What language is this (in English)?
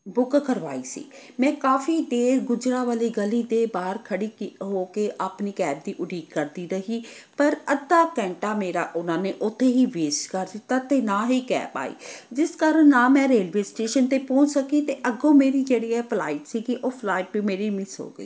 Punjabi